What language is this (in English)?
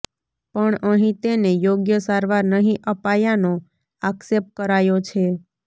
Gujarati